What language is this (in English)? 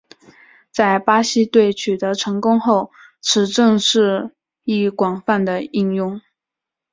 Chinese